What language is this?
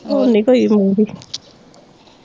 Punjabi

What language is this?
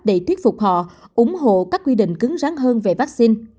Vietnamese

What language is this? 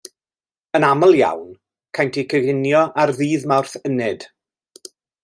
Welsh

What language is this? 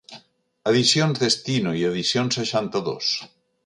Catalan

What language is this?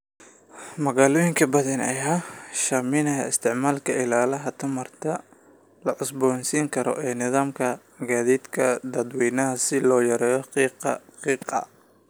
Somali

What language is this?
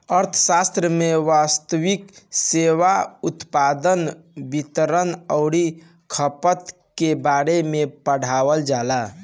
Bhojpuri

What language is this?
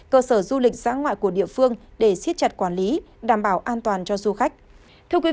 Vietnamese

